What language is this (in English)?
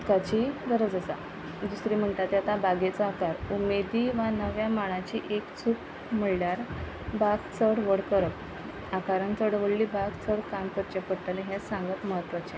Konkani